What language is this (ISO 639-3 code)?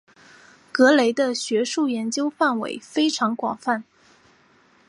zho